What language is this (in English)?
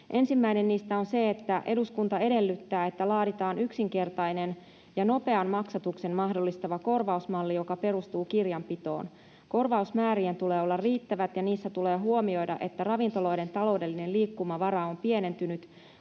Finnish